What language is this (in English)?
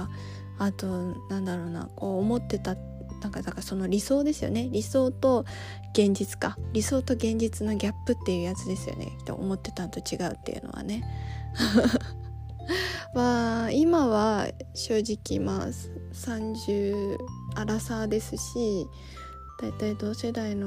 Japanese